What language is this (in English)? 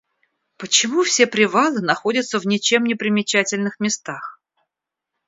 Russian